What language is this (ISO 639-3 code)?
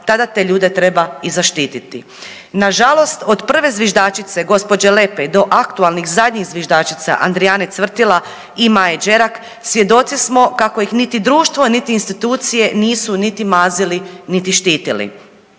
hrv